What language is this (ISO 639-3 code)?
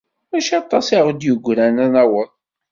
kab